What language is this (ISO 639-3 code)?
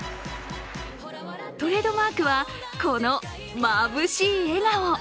jpn